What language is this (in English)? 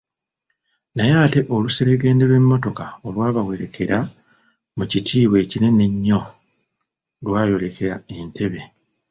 Ganda